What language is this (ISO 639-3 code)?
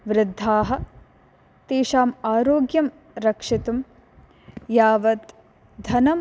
san